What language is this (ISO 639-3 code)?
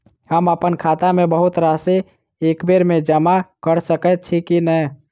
mai